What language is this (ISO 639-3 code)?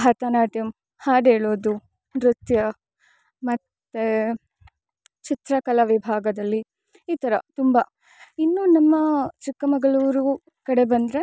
kan